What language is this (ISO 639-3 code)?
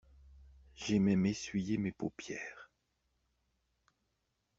fra